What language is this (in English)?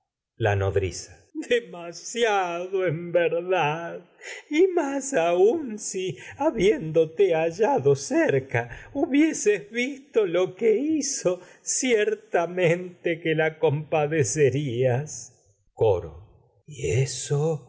Spanish